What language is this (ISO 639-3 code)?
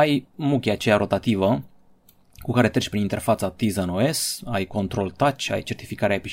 ron